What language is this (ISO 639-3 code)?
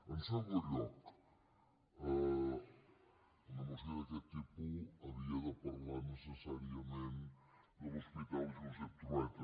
cat